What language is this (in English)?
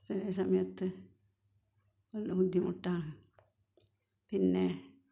Malayalam